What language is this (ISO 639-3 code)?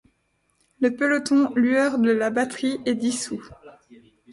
fra